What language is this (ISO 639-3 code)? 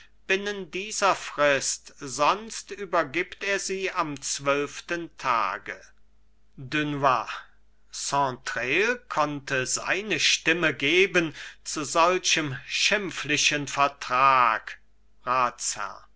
deu